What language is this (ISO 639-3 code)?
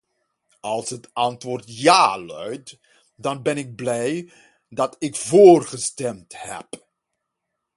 nld